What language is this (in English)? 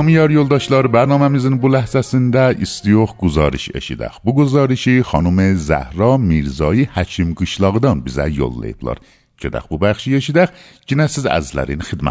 Persian